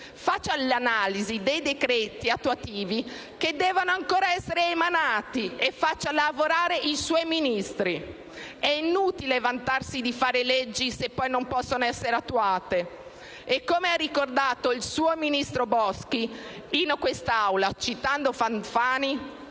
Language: Italian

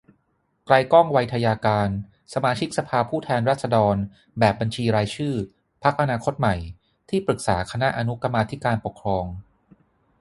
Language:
Thai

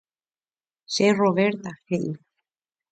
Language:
Guarani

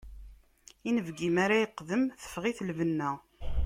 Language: Kabyle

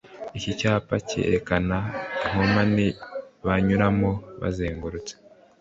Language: Kinyarwanda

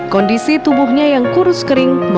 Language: Indonesian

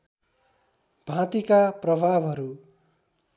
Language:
Nepali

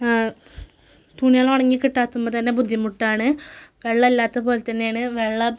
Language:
Malayalam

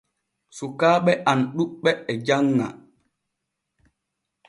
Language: Borgu Fulfulde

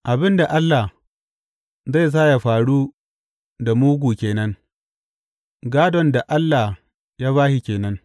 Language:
Hausa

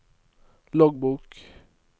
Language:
Norwegian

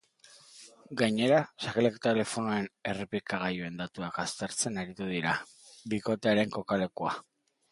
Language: Basque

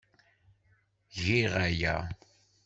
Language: Kabyle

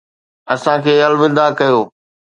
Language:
Sindhi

